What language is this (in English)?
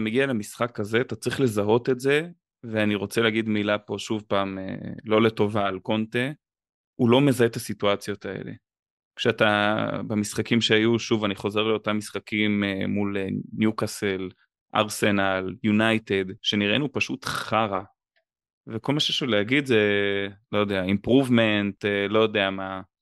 Hebrew